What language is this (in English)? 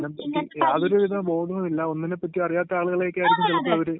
Malayalam